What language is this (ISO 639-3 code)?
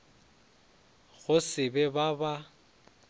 nso